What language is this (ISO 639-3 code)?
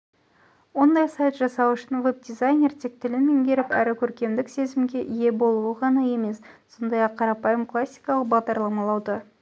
kaz